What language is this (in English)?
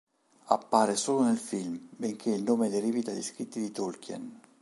Italian